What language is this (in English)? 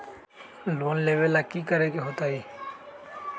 Magahi